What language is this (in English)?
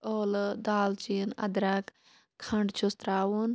Kashmiri